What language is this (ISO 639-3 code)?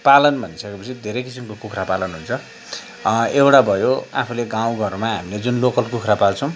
nep